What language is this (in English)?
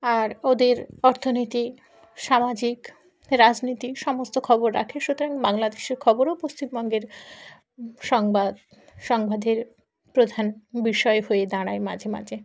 Bangla